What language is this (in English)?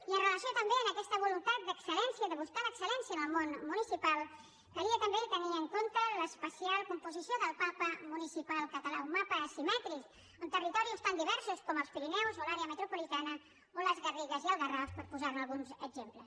Catalan